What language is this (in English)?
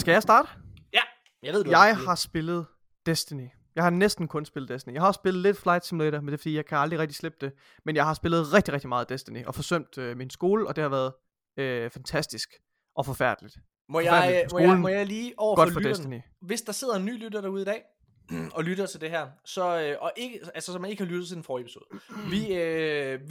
Danish